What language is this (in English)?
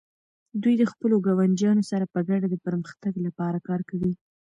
Pashto